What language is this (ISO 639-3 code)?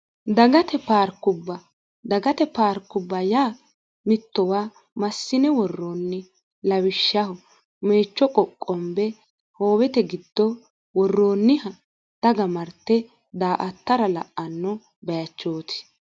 sid